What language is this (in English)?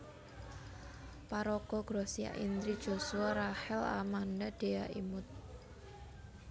Javanese